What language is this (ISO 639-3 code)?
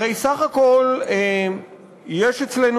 heb